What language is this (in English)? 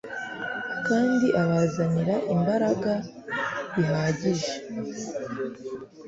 Kinyarwanda